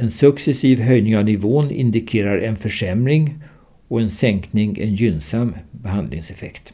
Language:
Swedish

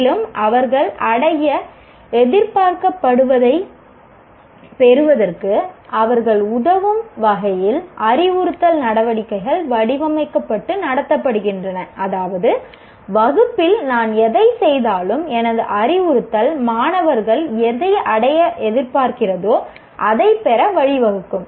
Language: Tamil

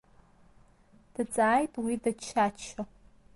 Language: Abkhazian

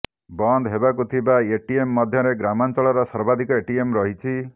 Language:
Odia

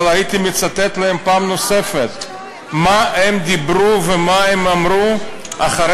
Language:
Hebrew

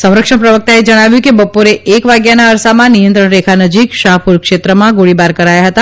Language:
Gujarati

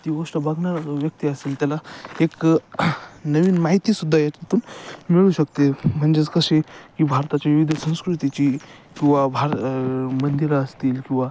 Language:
Marathi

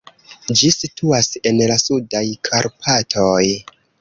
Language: Esperanto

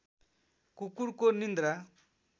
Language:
Nepali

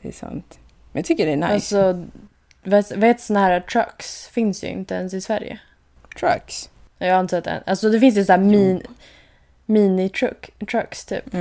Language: Swedish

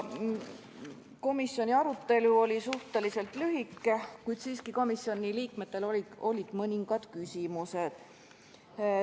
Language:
Estonian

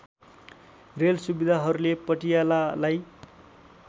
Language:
Nepali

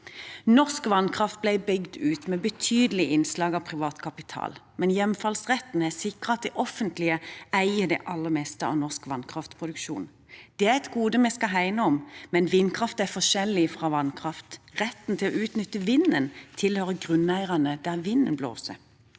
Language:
Norwegian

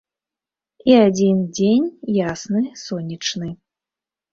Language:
Belarusian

